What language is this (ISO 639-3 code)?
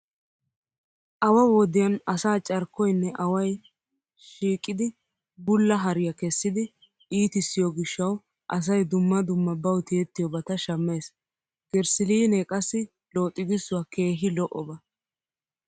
wal